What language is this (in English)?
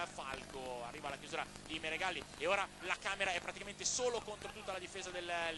Italian